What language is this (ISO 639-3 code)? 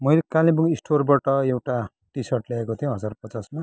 nep